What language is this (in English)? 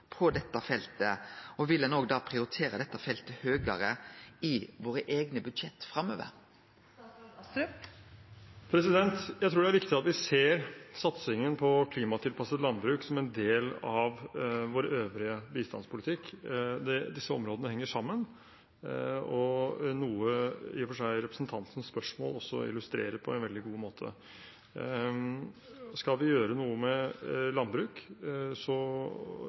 Norwegian